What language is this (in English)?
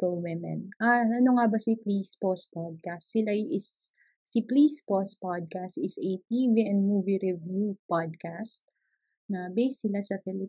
Filipino